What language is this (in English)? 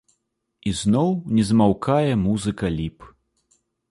Belarusian